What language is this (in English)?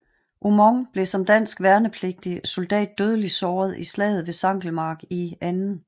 Danish